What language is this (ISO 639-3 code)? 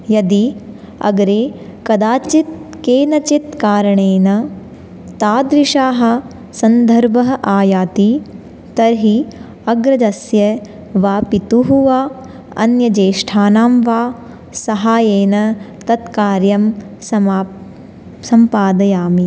san